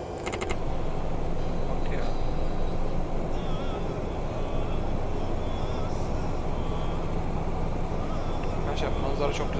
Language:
Turkish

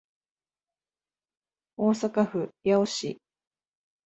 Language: Japanese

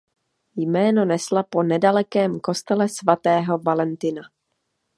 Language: Czech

